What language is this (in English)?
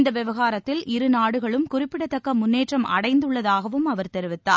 Tamil